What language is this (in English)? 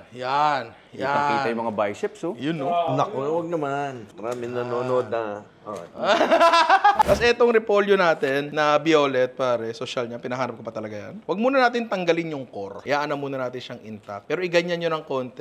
Filipino